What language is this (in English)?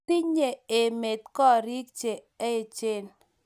Kalenjin